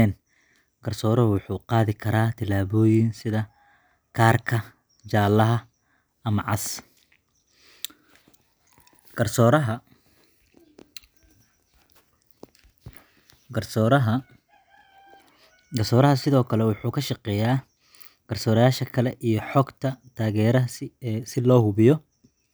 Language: Somali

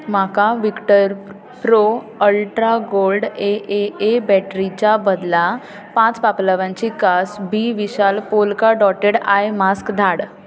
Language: Konkani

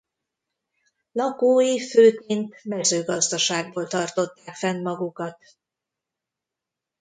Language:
Hungarian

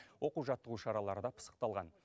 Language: Kazakh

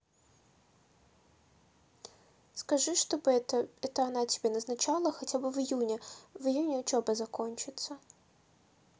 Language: Russian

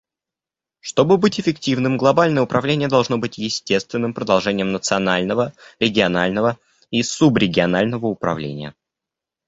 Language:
Russian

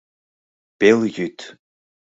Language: Mari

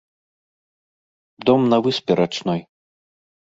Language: Belarusian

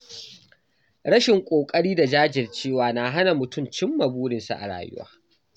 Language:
Hausa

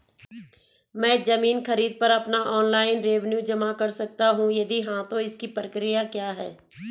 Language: Hindi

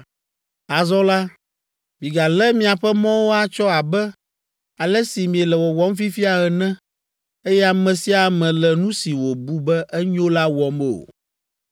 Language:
Ewe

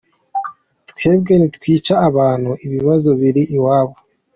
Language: Kinyarwanda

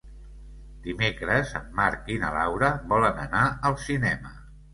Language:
Catalan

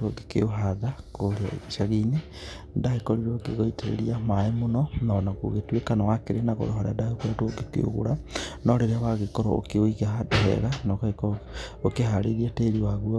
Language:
Kikuyu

